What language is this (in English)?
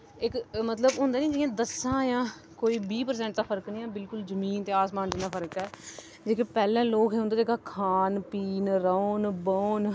Dogri